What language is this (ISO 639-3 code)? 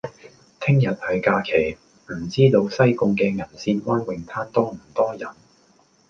yue